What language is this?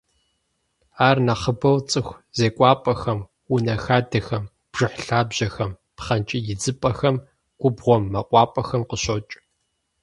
Kabardian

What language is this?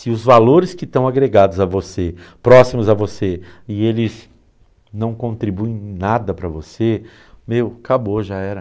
Portuguese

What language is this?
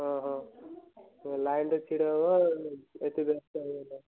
Odia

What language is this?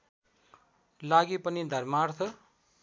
Nepali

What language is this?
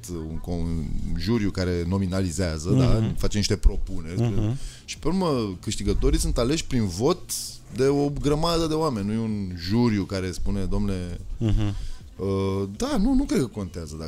Romanian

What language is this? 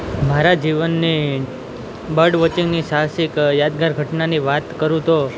Gujarati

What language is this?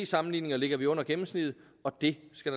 Danish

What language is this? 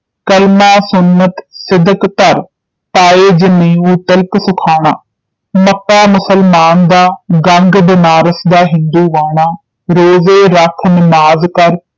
Punjabi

